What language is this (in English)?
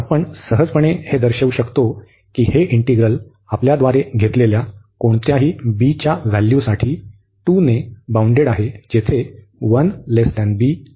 Marathi